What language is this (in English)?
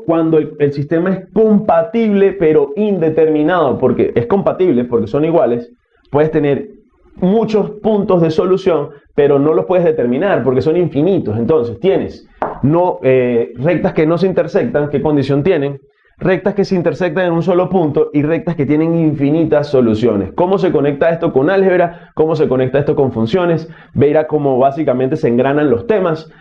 Spanish